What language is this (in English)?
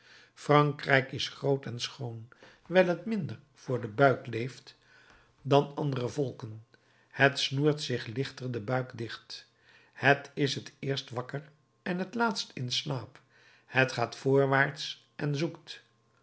Dutch